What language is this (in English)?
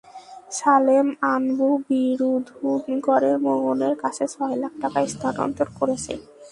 Bangla